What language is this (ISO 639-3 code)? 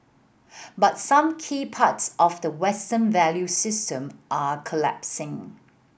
eng